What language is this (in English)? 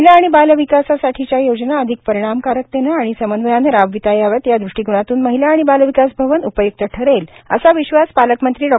Marathi